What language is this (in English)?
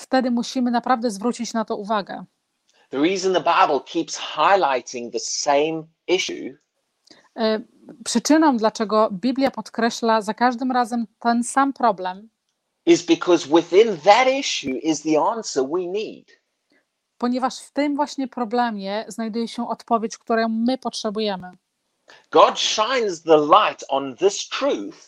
Polish